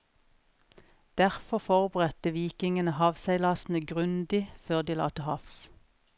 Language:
Norwegian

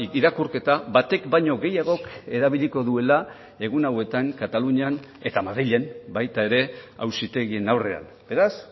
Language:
Basque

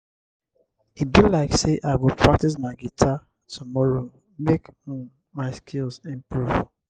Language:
Nigerian Pidgin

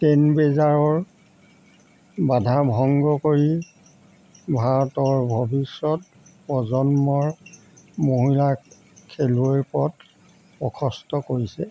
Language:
Assamese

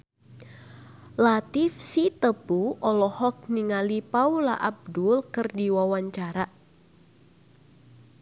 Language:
Sundanese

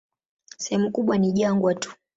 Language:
Swahili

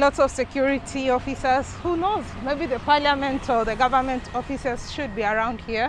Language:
English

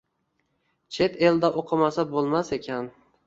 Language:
Uzbek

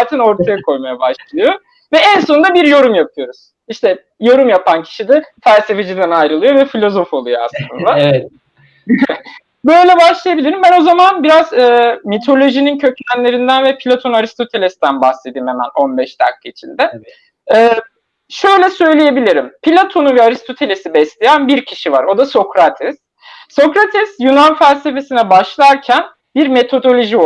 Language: Turkish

